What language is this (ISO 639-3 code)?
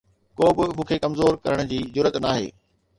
snd